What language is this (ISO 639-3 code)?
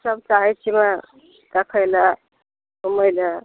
mai